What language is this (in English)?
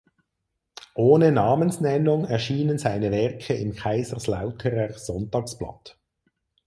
German